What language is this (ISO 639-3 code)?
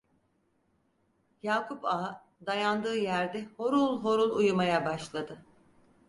tur